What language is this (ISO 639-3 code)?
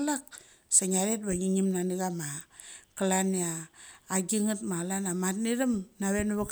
gcc